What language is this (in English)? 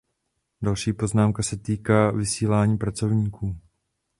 Czech